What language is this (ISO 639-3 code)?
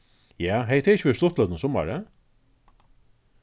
fao